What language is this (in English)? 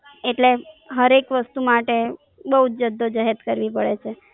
Gujarati